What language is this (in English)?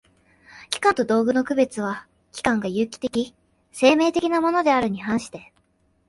Japanese